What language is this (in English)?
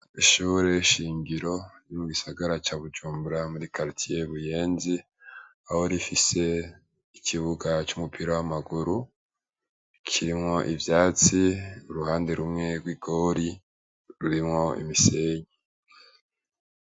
Rundi